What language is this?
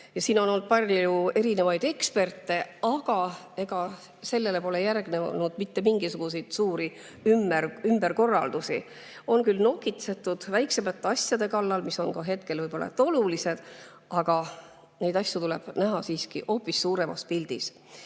Estonian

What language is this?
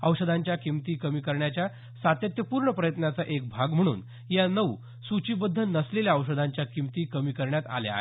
Marathi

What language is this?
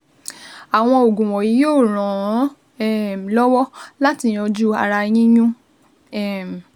Yoruba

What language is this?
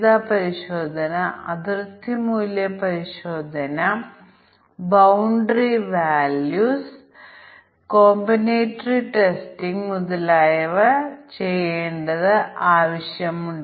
Malayalam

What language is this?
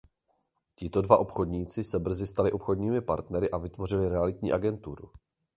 Czech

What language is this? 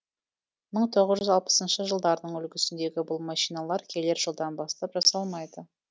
Kazakh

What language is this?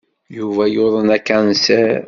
Kabyle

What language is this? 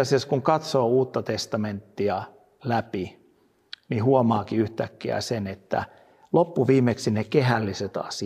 Finnish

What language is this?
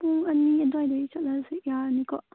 Manipuri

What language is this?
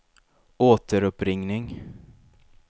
Swedish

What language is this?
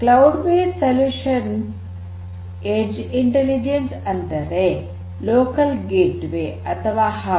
Kannada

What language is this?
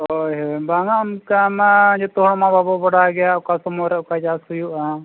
Santali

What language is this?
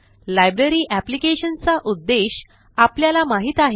Marathi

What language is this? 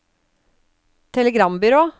Norwegian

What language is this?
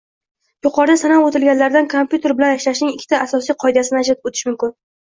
Uzbek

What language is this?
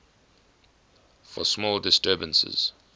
English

